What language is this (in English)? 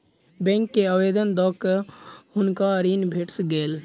Maithili